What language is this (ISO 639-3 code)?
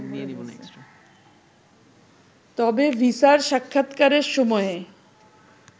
ben